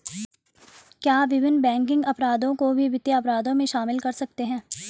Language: Hindi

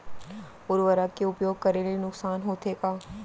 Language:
Chhattisgarhi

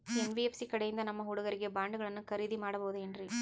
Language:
Kannada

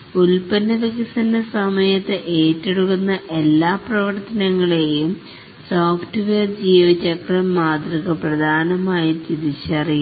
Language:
Malayalam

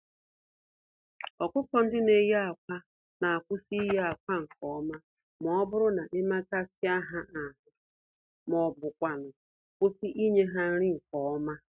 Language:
Igbo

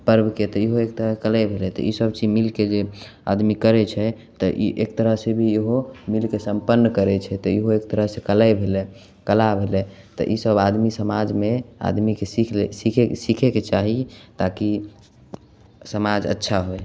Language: Maithili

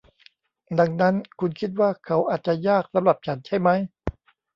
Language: Thai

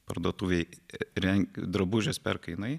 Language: Lithuanian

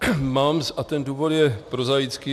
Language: Czech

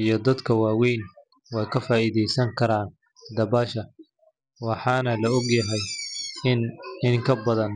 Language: Somali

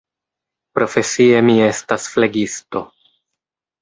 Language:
Esperanto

